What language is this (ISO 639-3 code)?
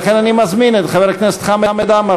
heb